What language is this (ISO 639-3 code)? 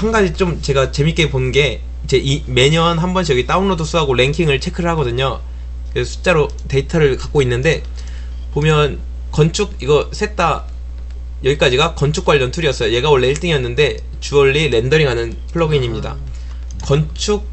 kor